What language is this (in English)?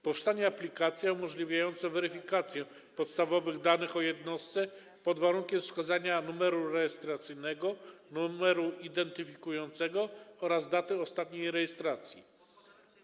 Polish